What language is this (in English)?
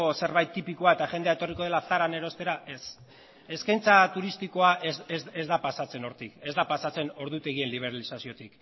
Basque